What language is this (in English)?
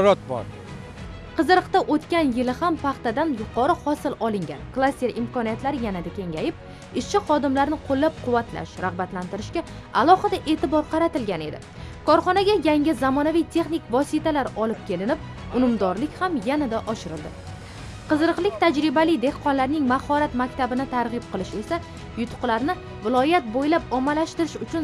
Turkish